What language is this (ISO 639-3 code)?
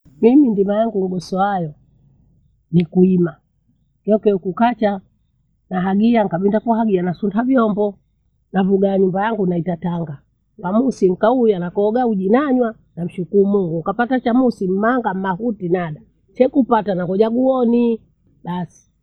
bou